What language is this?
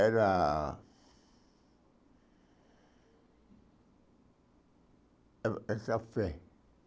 Portuguese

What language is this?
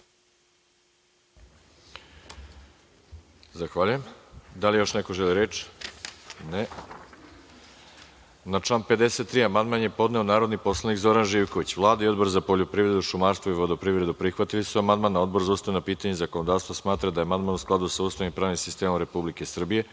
Serbian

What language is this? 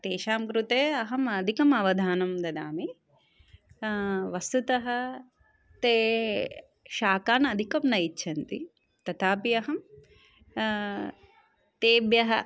Sanskrit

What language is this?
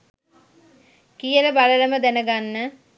Sinhala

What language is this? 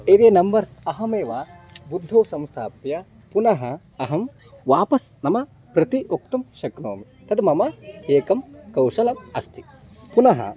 Sanskrit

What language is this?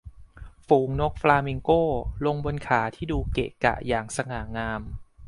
Thai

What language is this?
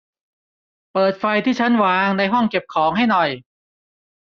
Thai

